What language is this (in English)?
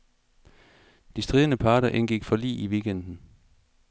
Danish